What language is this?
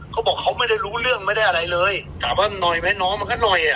Thai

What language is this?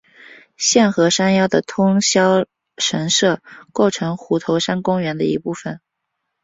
Chinese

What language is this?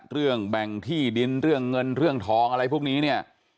Thai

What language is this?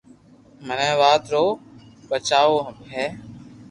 Loarki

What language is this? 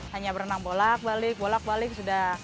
Indonesian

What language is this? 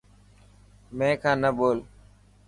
Dhatki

